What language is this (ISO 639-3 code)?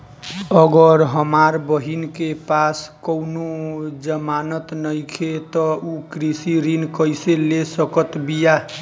bho